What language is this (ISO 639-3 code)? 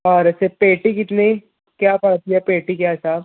urd